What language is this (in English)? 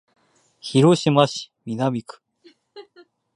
Japanese